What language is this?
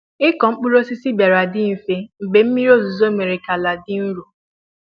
Igbo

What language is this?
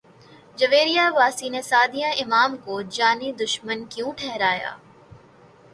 Urdu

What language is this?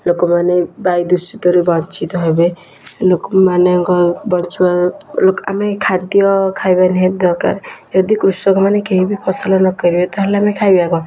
Odia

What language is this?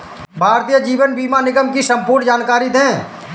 Hindi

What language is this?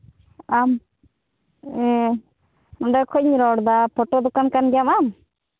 Santali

